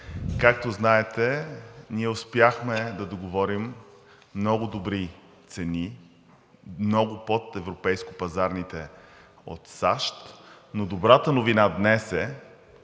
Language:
Bulgarian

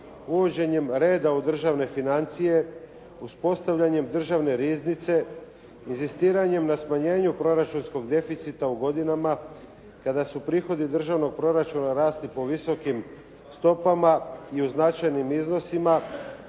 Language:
Croatian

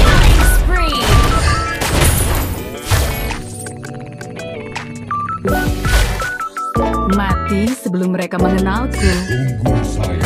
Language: Indonesian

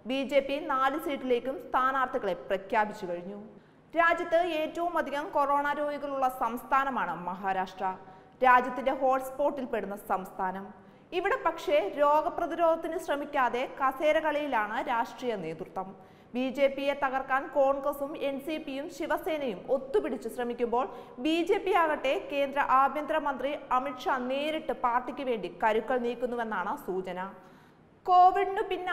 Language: Dutch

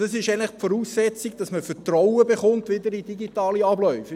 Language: Swiss German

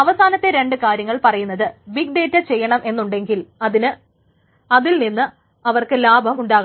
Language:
Malayalam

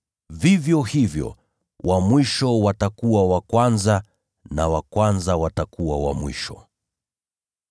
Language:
Swahili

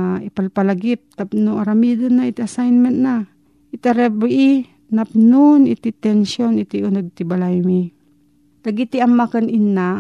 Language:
Filipino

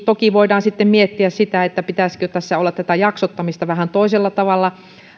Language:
Finnish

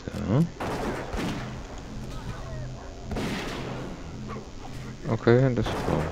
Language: German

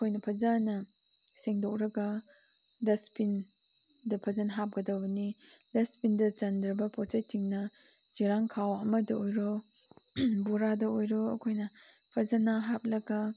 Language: Manipuri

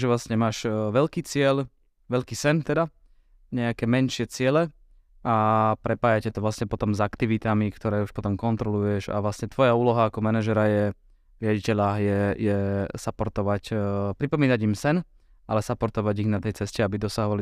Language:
Slovak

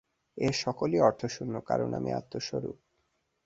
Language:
Bangla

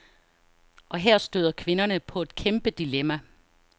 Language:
Danish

